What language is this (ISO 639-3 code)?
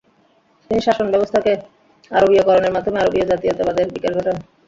ben